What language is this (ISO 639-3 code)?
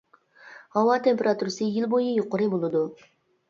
uig